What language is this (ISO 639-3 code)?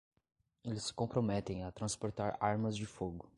por